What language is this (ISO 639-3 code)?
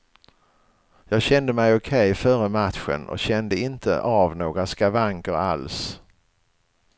swe